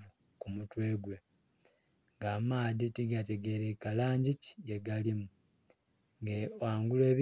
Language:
Soga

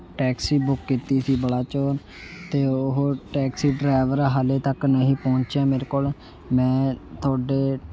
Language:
Punjabi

